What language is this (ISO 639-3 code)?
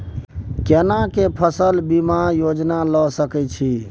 mai